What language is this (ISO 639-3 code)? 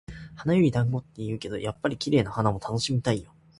jpn